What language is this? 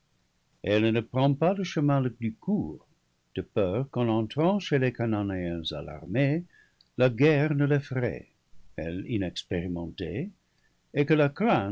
French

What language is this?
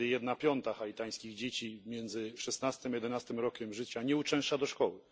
Polish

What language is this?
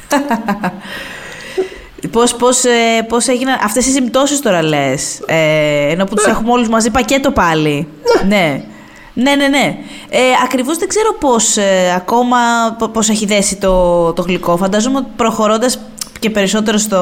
Greek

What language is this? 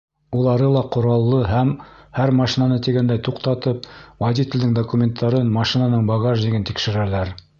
Bashkir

